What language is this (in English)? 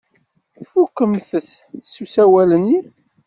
Kabyle